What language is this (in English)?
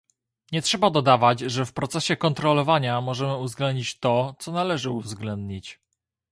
Polish